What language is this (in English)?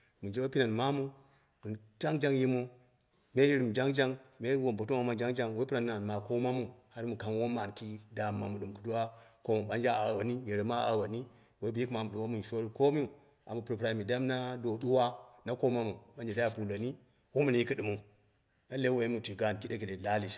Dera (Nigeria)